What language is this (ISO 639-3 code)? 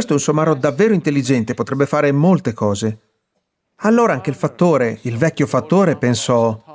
ita